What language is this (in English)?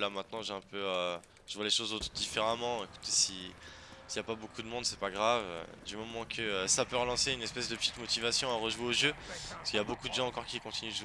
French